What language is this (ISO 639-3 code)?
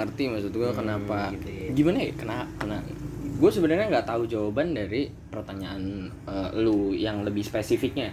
ind